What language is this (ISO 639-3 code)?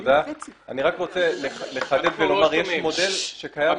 heb